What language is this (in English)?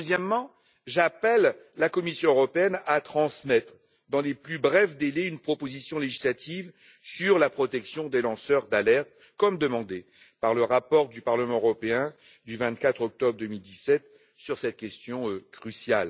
French